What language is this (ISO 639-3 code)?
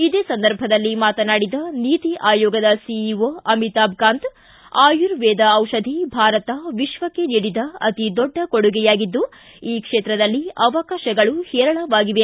kan